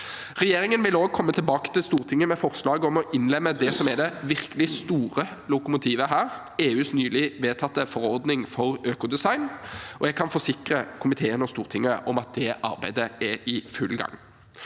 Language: Norwegian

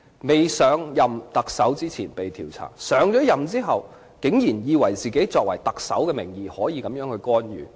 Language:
Cantonese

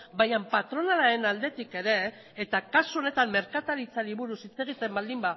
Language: Basque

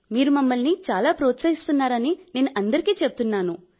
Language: Telugu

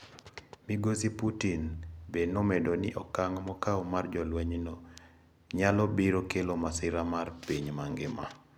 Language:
Luo (Kenya and Tanzania)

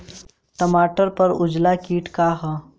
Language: Bhojpuri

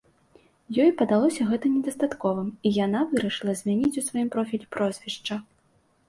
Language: Belarusian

